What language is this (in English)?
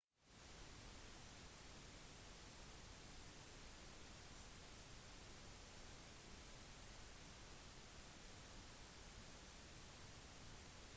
Norwegian Bokmål